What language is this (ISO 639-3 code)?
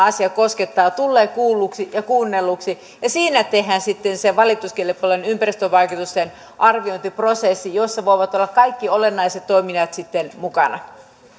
fin